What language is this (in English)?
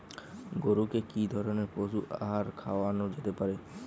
Bangla